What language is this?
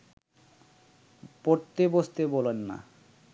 Bangla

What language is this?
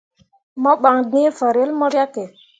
Mundang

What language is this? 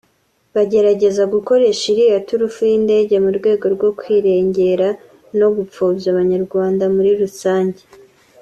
Kinyarwanda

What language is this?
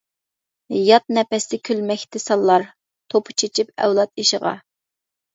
Uyghur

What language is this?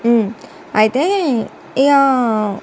Telugu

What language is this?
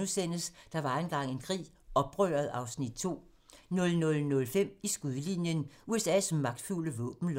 Danish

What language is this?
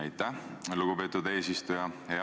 Estonian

